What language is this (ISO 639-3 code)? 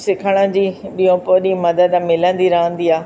snd